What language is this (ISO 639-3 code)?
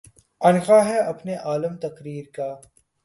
urd